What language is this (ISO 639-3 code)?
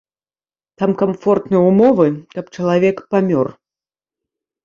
bel